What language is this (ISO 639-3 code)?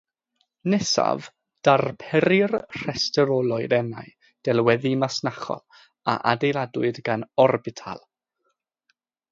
cym